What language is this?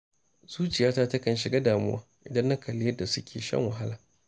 Hausa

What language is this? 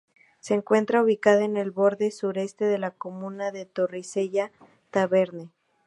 Spanish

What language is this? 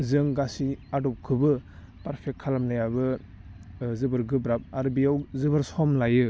Bodo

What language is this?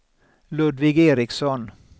Swedish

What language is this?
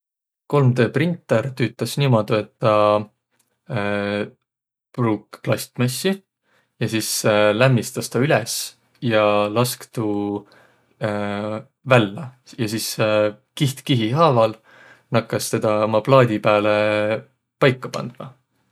Võro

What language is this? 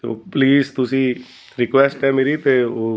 Punjabi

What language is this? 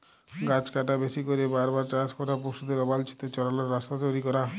Bangla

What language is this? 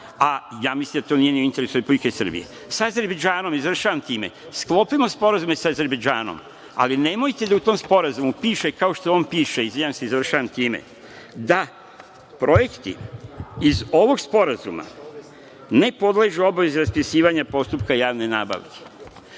Serbian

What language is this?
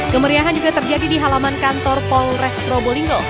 Indonesian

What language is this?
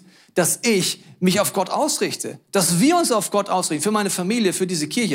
German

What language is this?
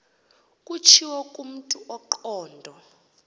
Xhosa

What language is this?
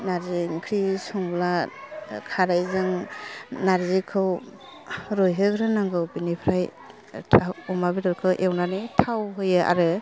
Bodo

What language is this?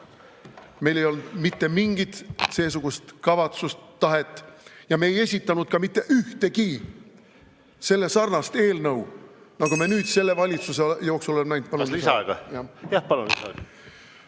Estonian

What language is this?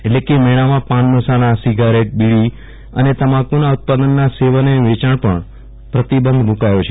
Gujarati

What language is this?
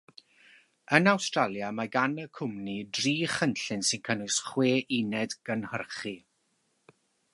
Welsh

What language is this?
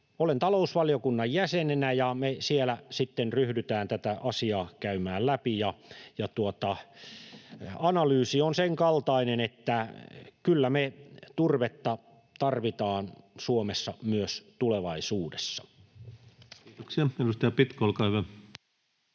Finnish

